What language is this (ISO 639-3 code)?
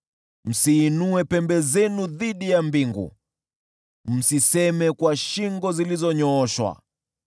swa